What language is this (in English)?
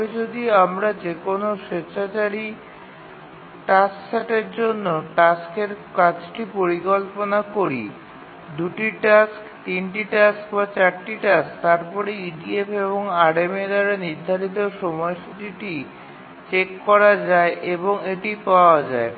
Bangla